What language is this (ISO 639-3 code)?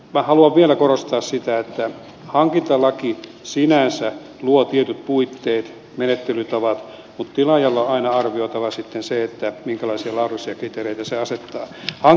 fin